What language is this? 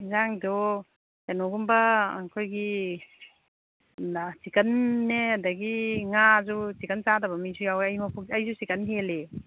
Manipuri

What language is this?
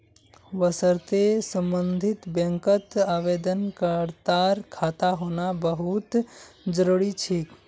Magahi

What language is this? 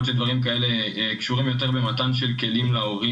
Hebrew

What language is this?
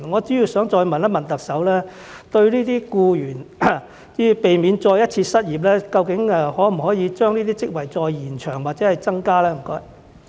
Cantonese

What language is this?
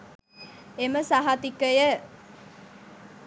Sinhala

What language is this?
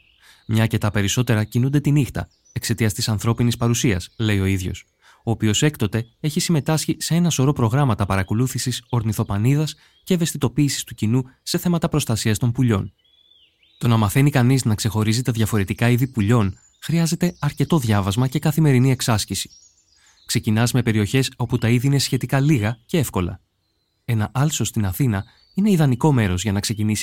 Greek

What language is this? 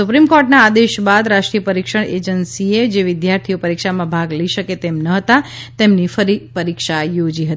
Gujarati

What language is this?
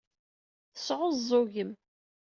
Kabyle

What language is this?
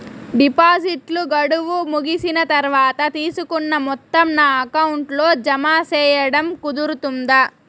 Telugu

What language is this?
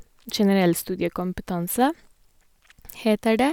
Norwegian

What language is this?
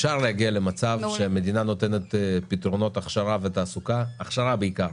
Hebrew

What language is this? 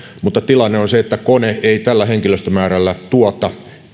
Finnish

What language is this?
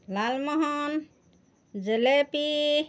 Assamese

